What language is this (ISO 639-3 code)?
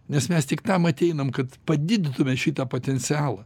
lit